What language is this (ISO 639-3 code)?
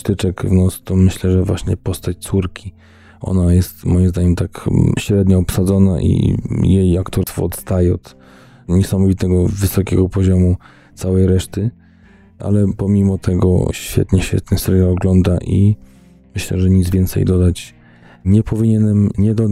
pol